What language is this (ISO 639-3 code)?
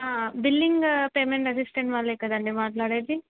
tel